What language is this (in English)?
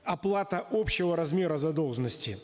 Kazakh